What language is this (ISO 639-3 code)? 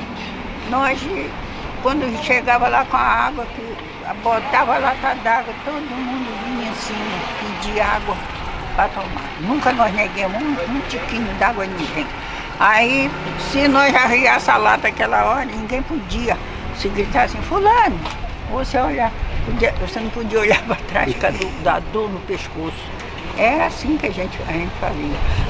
por